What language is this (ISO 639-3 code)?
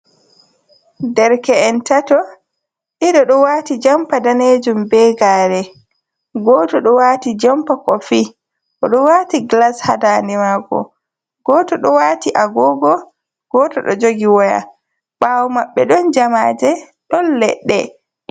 ful